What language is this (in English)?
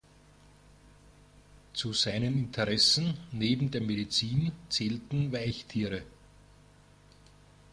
German